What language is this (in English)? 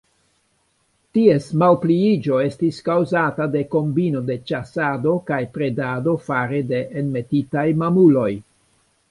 Esperanto